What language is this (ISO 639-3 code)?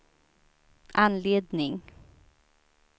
swe